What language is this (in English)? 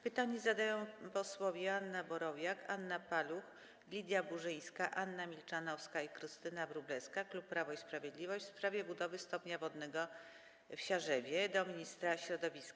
Polish